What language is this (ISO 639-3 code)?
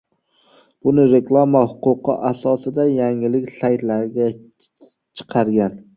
uzb